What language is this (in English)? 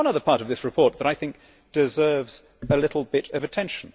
English